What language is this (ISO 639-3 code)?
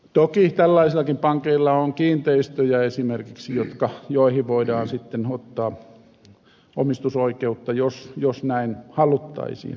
fin